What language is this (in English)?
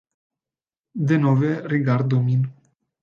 Esperanto